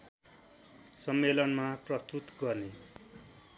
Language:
Nepali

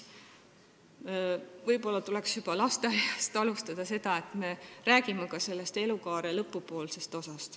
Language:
Estonian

